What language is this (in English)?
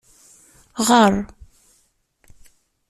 Kabyle